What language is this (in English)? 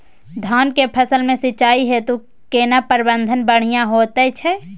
Maithili